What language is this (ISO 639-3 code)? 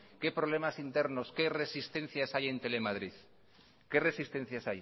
spa